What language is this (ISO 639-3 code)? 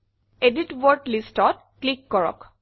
asm